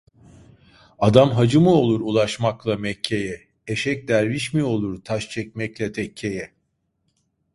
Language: Turkish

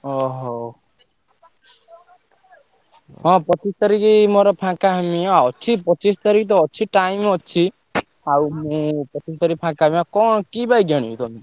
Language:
Odia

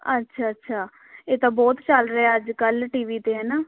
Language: Punjabi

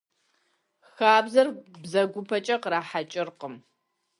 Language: Kabardian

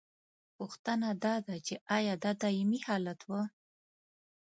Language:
Pashto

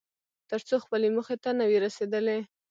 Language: Pashto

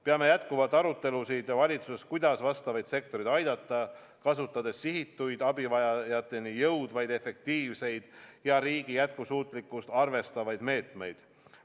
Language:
Estonian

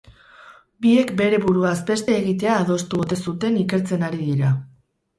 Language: Basque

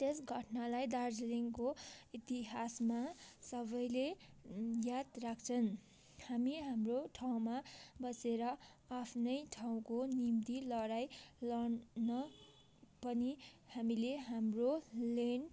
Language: Nepali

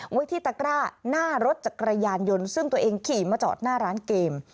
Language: Thai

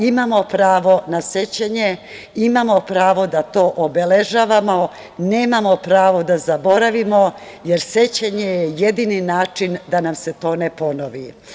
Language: Serbian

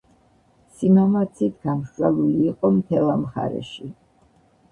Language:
Georgian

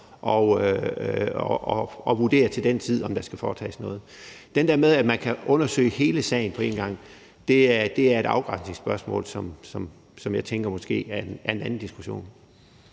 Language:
Danish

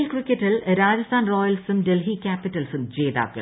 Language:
Malayalam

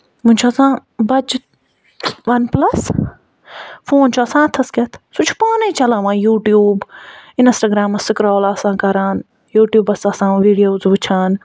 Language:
Kashmiri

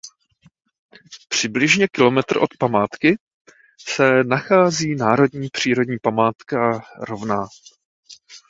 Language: Czech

